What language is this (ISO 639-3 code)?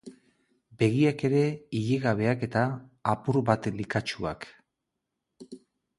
eus